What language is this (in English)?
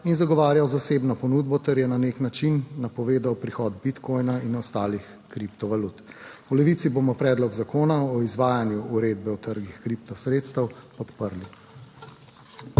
Slovenian